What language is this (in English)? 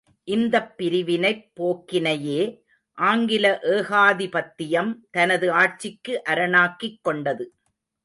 Tamil